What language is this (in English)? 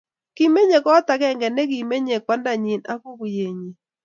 Kalenjin